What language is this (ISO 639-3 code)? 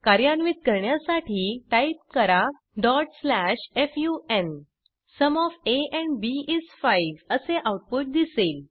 mar